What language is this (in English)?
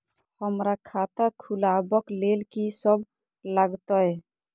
Maithili